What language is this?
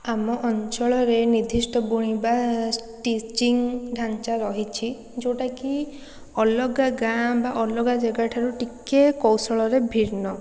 Odia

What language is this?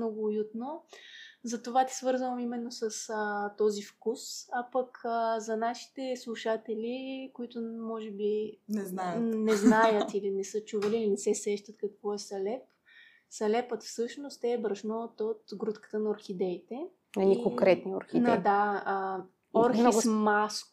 Bulgarian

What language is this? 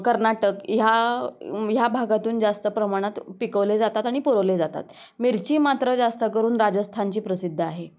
Marathi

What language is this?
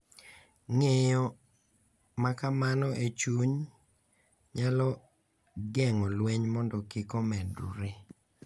Luo (Kenya and Tanzania)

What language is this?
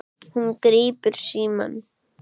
Icelandic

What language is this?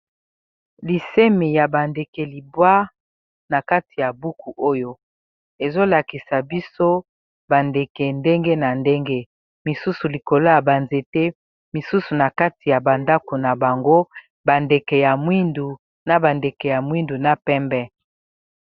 Lingala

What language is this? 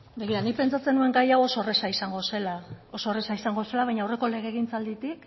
Basque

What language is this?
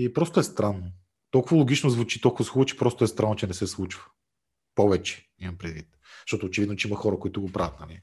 Bulgarian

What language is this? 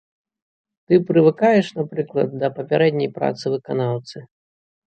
Belarusian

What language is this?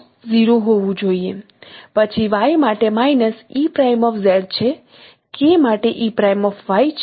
Gujarati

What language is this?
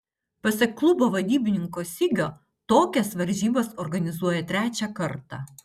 Lithuanian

